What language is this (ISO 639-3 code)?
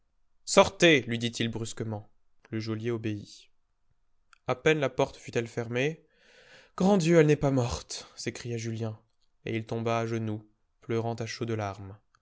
fra